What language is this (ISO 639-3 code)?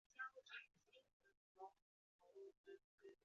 zho